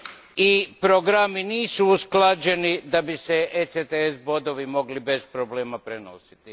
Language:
Croatian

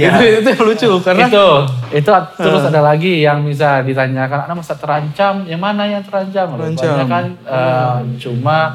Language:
Indonesian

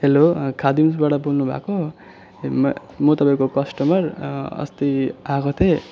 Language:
Nepali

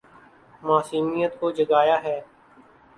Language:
Urdu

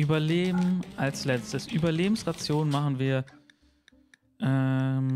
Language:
German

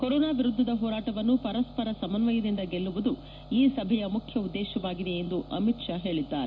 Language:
Kannada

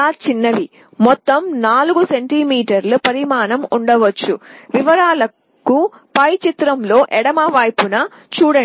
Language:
Telugu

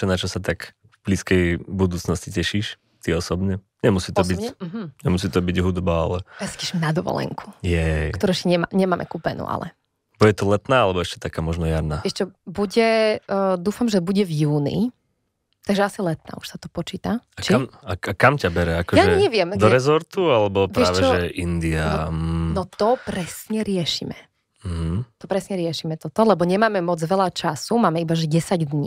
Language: Slovak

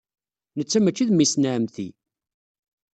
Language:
Kabyle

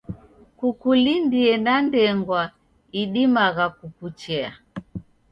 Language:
Taita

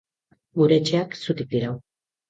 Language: Basque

